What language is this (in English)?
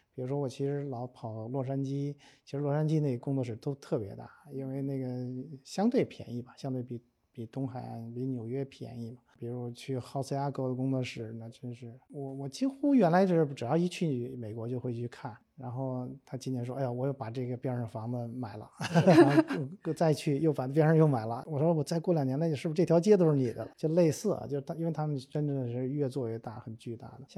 Chinese